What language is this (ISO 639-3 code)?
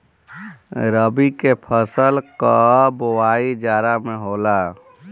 bho